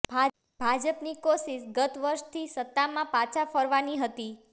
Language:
Gujarati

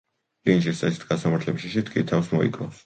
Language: Georgian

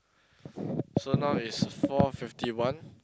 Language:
English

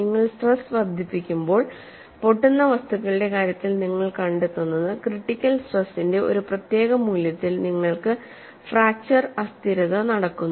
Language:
Malayalam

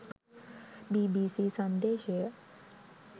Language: Sinhala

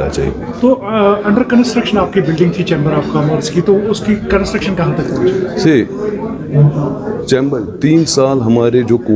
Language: Hindi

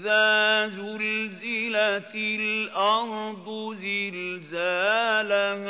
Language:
Arabic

